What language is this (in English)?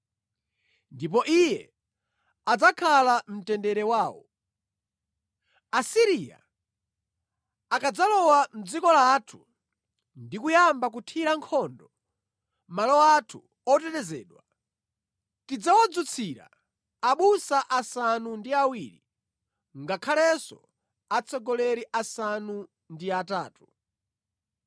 Nyanja